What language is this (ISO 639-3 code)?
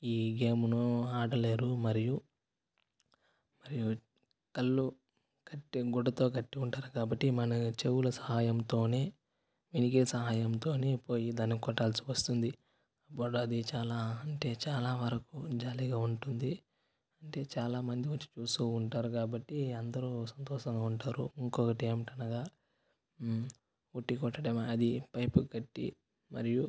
tel